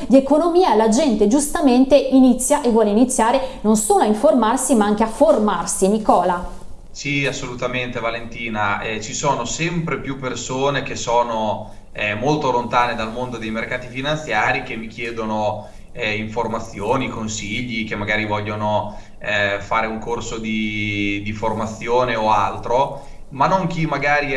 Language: Italian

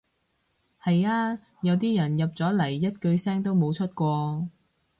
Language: Cantonese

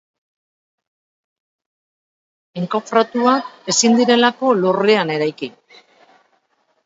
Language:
Basque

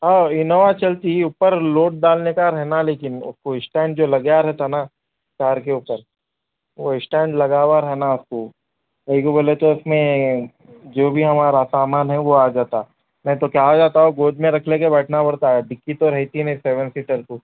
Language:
Urdu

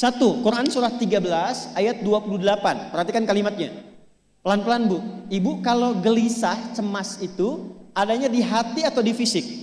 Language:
Indonesian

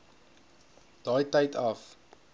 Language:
Afrikaans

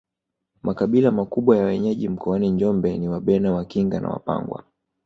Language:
Swahili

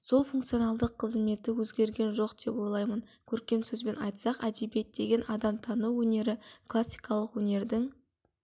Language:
Kazakh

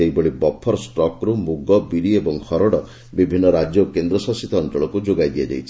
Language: Odia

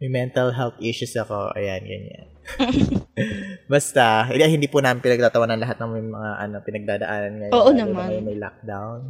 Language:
Filipino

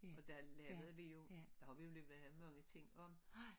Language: Danish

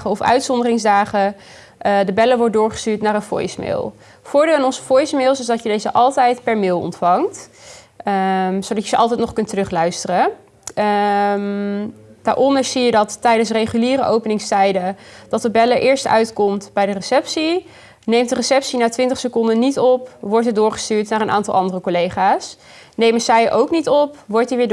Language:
Dutch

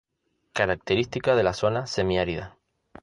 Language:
Spanish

